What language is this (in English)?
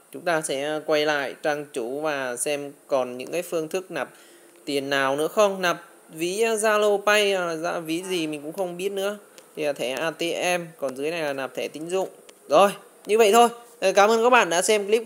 Vietnamese